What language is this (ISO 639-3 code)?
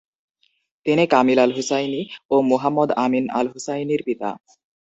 ben